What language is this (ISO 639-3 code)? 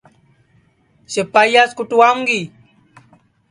ssi